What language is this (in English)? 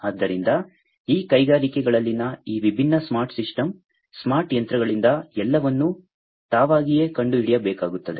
Kannada